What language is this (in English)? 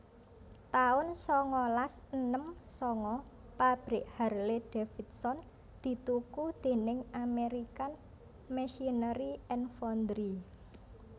Javanese